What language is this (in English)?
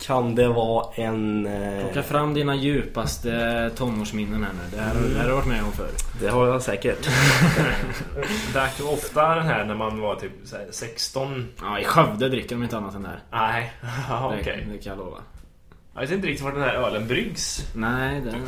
Swedish